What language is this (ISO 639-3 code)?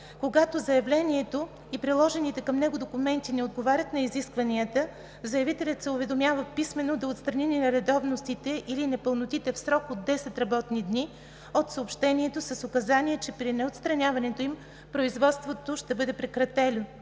bul